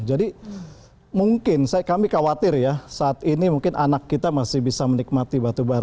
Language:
Indonesian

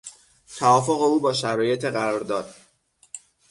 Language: Persian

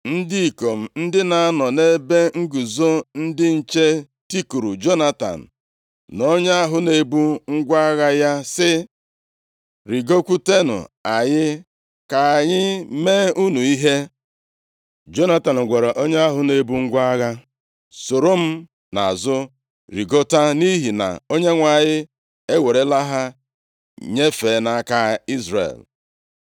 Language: Igbo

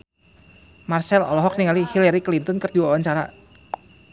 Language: Sundanese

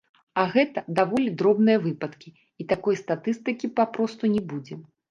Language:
Belarusian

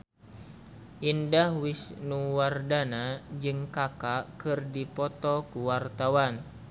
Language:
Sundanese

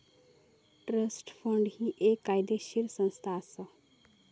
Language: Marathi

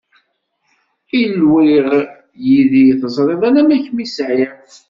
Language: Kabyle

